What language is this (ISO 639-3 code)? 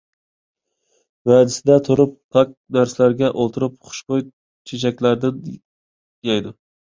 uig